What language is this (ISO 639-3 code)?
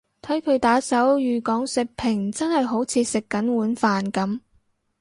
yue